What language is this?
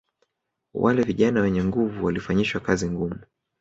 Swahili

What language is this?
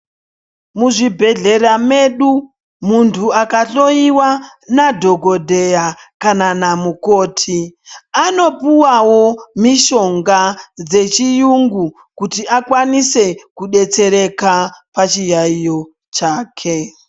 Ndau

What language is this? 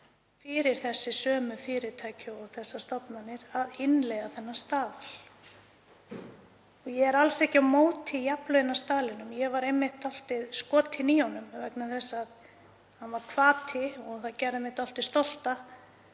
Icelandic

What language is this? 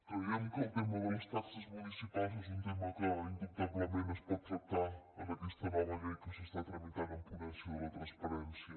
Catalan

